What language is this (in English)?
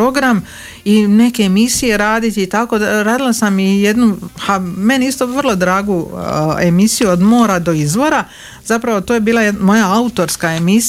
Croatian